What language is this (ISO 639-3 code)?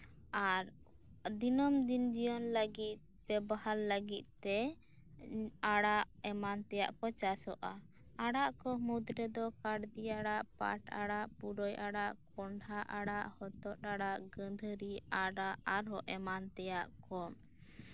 sat